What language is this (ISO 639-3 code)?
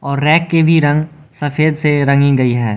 hin